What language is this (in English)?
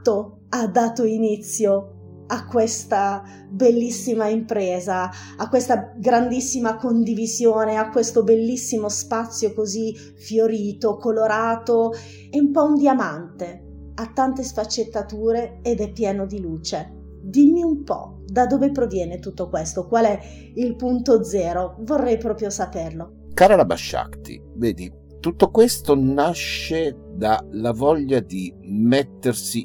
Italian